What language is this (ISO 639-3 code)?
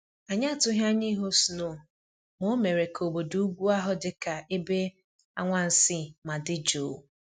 ibo